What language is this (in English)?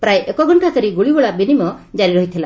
Odia